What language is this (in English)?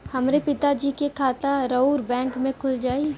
Bhojpuri